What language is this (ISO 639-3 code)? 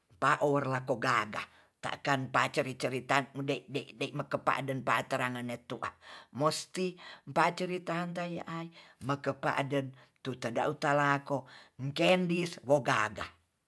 txs